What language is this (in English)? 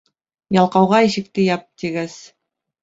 Bashkir